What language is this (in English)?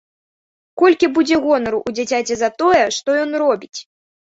Belarusian